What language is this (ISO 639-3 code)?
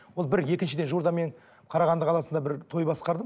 kaz